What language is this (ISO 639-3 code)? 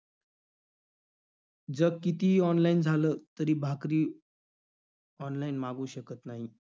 mar